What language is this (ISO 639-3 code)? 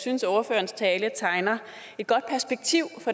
dan